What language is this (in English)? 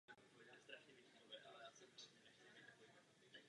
Czech